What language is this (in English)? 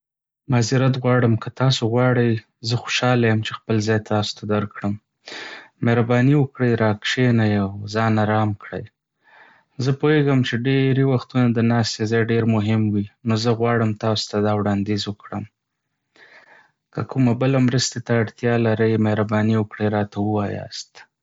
Pashto